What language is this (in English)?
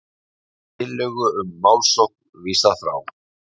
Icelandic